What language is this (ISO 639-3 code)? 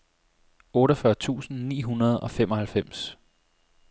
dan